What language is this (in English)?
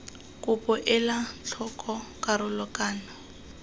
Tswana